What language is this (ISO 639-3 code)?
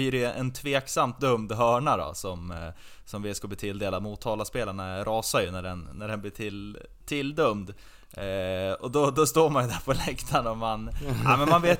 swe